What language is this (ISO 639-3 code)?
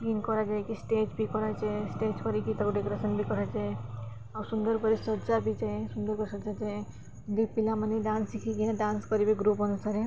ori